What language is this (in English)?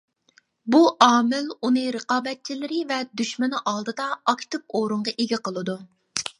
Uyghur